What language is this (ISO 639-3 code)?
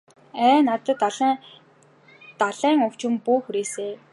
mon